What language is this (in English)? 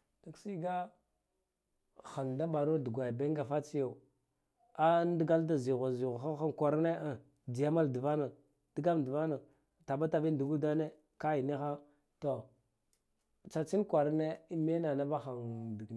Guduf-Gava